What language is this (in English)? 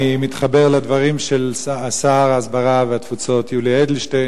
Hebrew